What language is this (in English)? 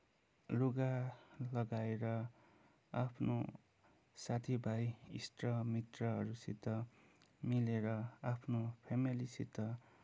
Nepali